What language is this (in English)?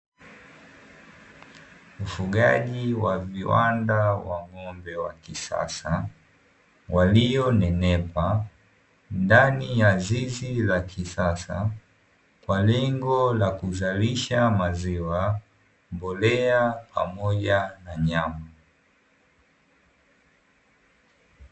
Swahili